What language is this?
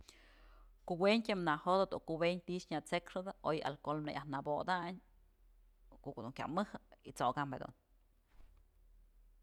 Mazatlán Mixe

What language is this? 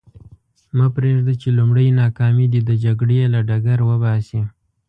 Pashto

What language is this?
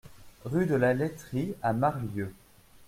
French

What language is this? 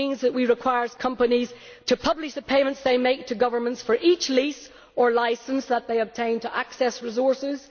English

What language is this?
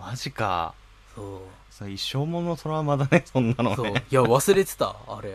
Japanese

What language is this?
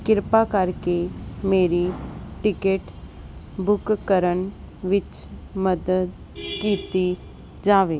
Punjabi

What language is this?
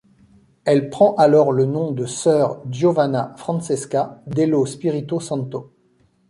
French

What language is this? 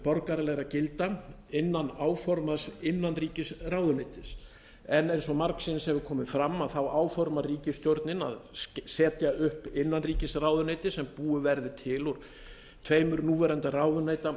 Icelandic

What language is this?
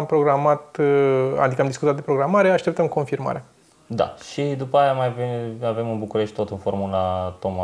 Romanian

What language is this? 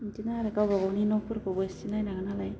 Bodo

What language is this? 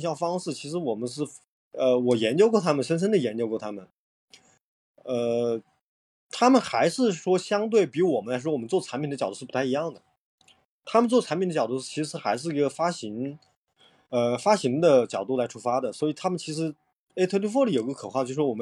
Chinese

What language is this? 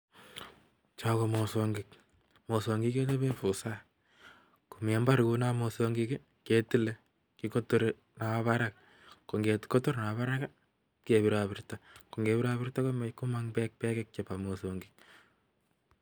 Kalenjin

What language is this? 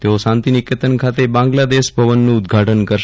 Gujarati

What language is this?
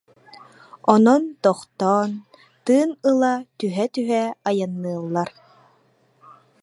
Yakut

